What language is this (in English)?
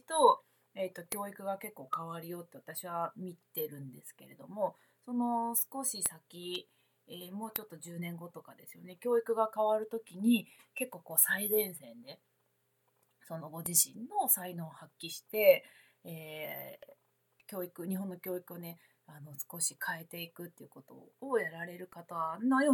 Japanese